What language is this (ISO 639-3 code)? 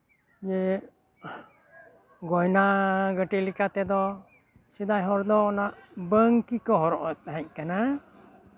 sat